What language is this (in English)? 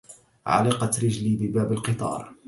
Arabic